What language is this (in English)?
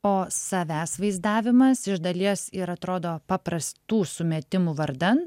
Lithuanian